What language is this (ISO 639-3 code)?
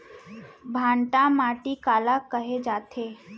hne